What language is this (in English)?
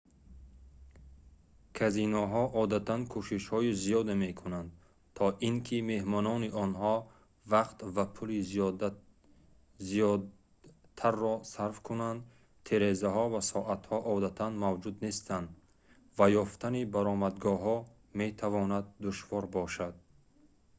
Tajik